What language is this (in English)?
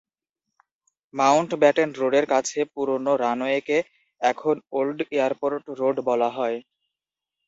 Bangla